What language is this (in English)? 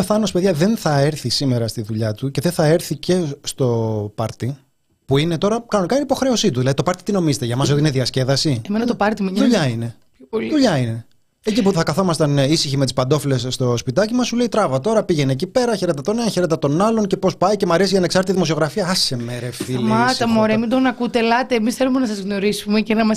Greek